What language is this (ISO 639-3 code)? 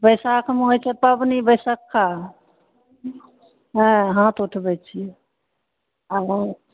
mai